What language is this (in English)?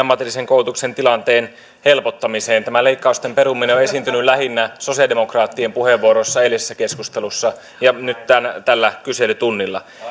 Finnish